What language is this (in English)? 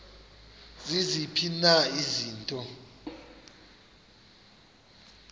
Xhosa